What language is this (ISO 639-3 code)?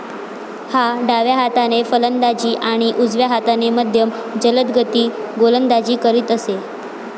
mar